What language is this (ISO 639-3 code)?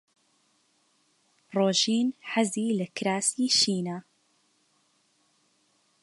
ckb